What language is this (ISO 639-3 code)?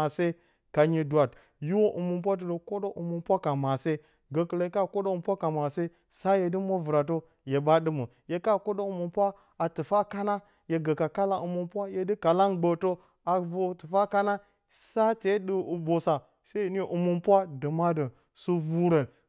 bcy